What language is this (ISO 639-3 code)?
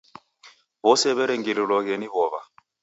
dav